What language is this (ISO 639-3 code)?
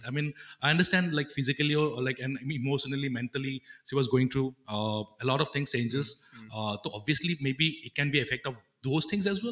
asm